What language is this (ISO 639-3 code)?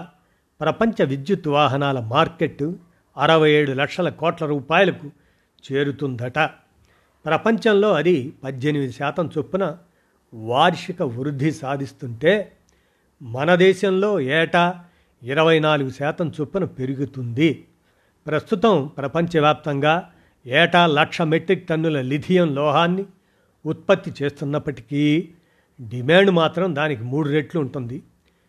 tel